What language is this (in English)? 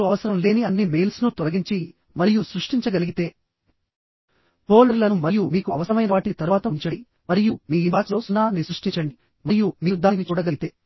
Telugu